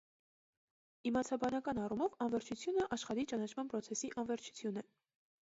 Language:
Armenian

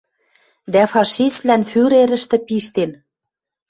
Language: Western Mari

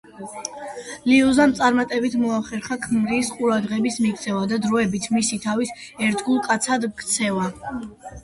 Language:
Georgian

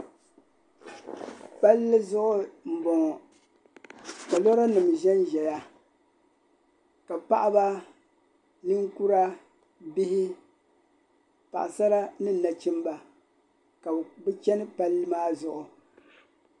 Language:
Dagbani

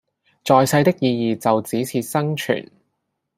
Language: Cantonese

